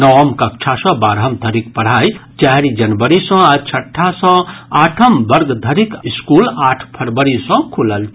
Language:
Maithili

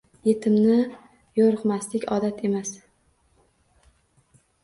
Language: Uzbek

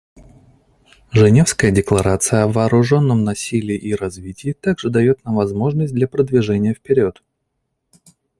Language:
Russian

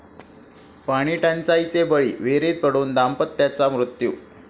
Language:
Marathi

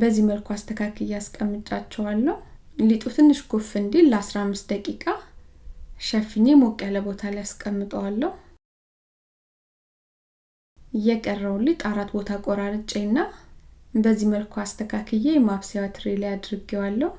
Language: Amharic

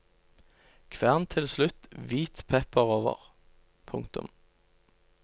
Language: Norwegian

